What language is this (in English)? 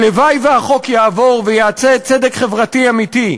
Hebrew